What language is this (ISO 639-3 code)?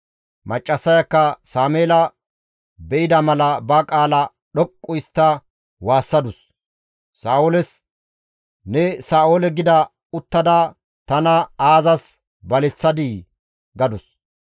gmv